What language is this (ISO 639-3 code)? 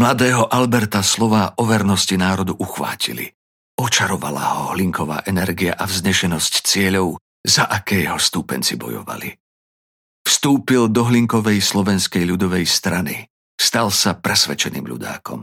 slk